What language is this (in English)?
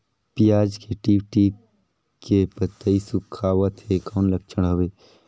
Chhattisgarhi